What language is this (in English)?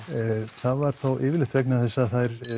Icelandic